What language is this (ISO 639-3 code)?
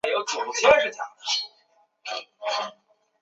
zho